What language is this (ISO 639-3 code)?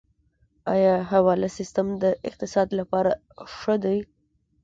pus